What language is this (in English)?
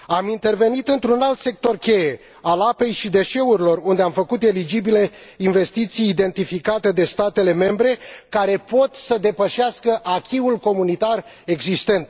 Romanian